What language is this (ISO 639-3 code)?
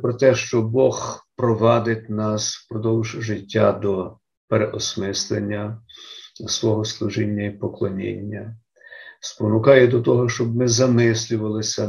ukr